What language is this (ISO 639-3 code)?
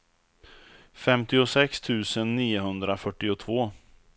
swe